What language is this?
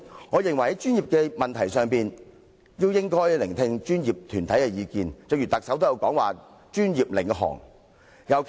Cantonese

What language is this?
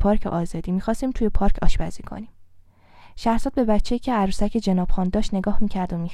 Persian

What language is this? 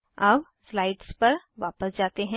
Hindi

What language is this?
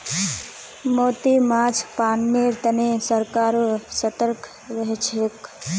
Magahi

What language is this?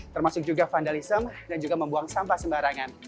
Indonesian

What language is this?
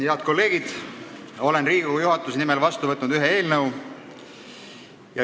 Estonian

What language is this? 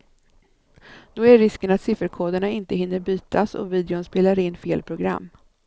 Swedish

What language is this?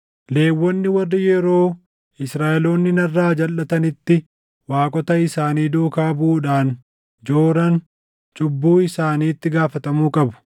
Oromo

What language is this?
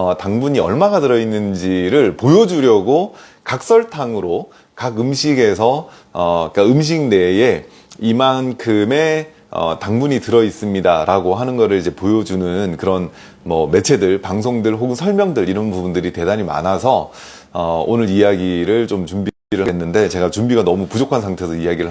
Korean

